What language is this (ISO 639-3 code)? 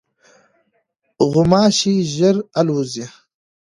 pus